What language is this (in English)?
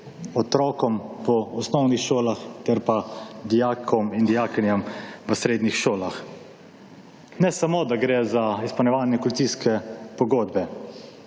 Slovenian